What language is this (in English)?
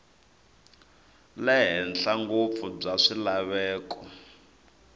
Tsonga